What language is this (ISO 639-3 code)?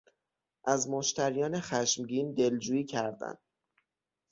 fas